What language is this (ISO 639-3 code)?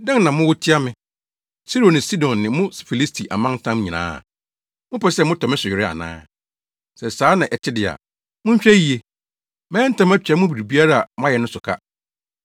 aka